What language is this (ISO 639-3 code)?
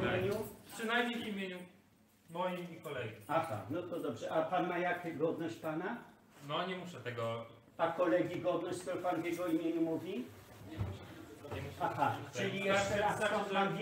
pol